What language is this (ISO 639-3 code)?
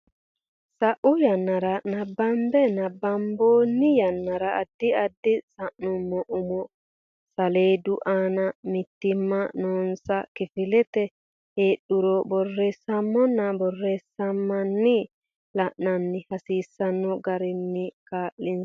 sid